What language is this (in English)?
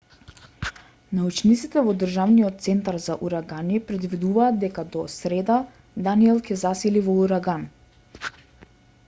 Macedonian